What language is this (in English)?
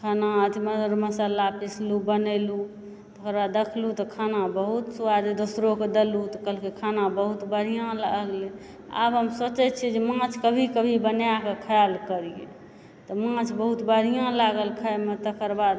Maithili